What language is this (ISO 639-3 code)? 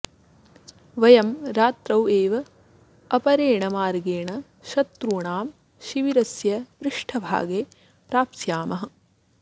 san